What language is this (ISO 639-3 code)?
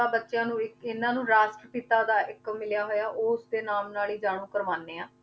pan